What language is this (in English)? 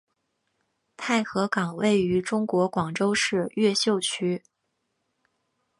Chinese